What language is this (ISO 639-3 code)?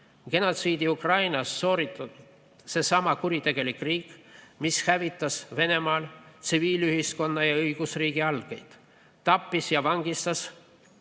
est